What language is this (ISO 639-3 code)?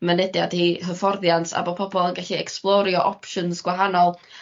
cym